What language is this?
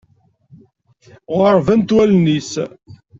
Kabyle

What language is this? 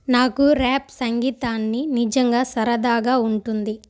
Telugu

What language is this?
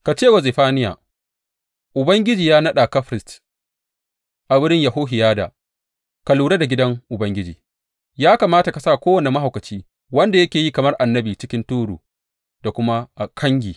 Hausa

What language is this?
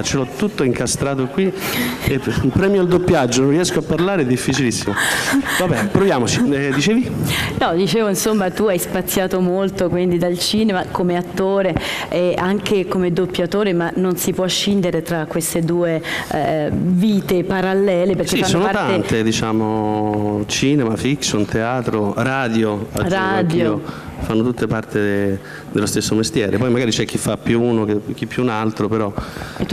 Italian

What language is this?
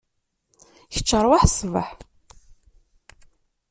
Kabyle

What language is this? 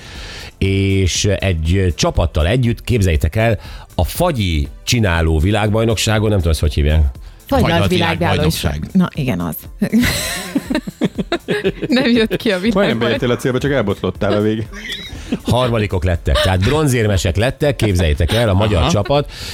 Hungarian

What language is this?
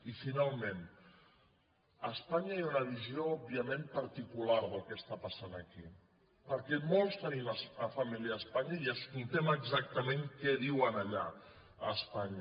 Catalan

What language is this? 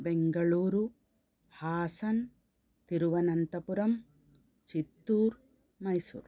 Sanskrit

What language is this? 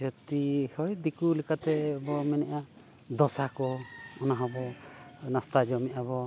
Santali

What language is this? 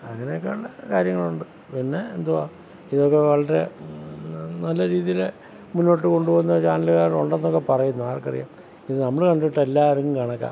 Malayalam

